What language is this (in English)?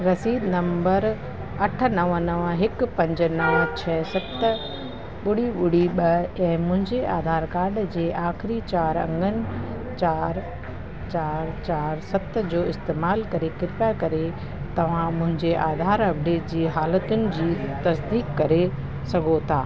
Sindhi